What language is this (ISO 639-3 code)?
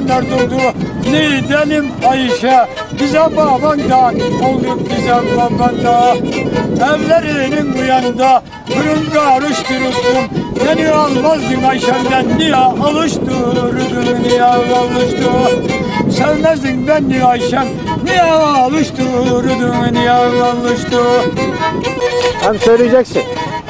tur